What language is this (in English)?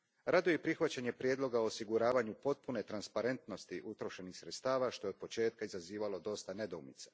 Croatian